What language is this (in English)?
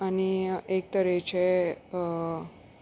Konkani